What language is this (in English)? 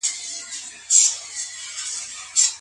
Pashto